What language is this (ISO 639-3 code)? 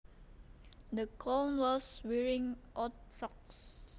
jav